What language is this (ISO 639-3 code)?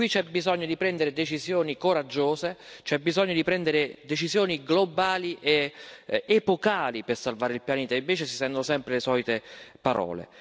ita